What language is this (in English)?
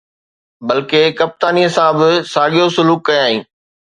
Sindhi